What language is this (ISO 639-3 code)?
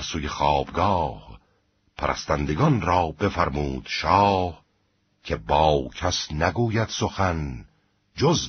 fas